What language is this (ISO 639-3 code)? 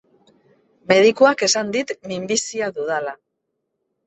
eus